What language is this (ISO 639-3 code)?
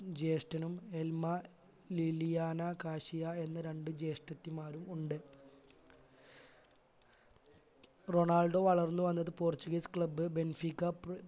mal